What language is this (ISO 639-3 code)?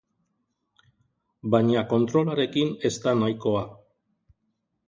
eus